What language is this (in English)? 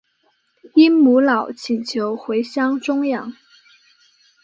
Chinese